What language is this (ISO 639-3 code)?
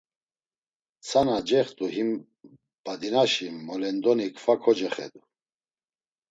lzz